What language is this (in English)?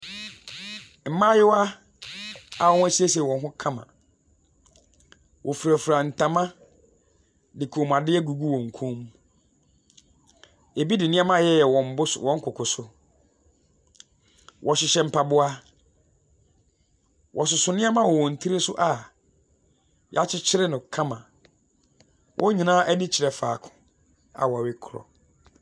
Akan